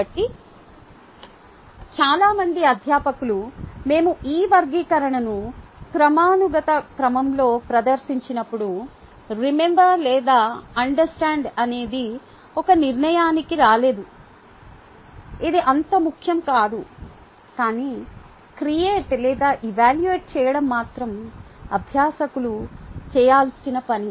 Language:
Telugu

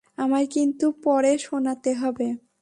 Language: Bangla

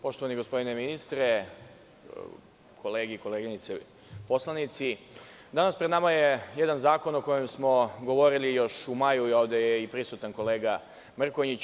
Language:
Serbian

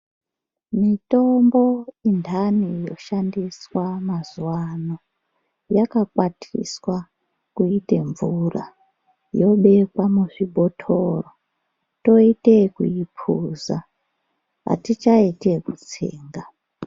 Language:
Ndau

